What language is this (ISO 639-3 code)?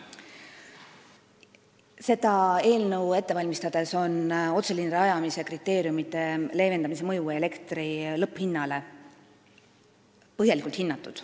est